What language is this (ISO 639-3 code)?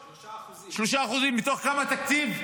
heb